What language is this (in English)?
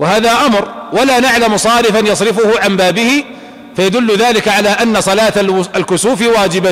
Arabic